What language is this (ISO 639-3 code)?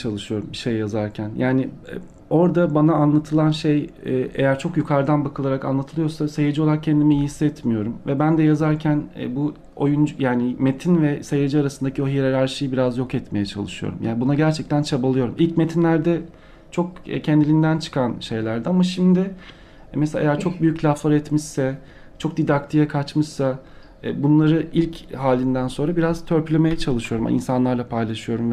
tur